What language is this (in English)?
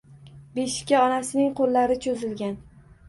Uzbek